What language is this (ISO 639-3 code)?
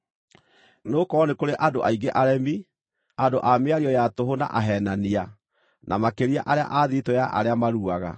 kik